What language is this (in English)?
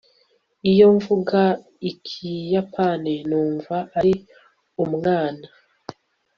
Kinyarwanda